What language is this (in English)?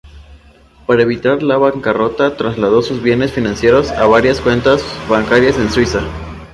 Spanish